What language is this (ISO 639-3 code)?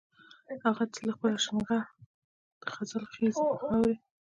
pus